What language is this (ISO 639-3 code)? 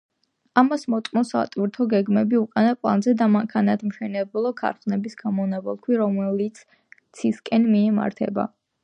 kat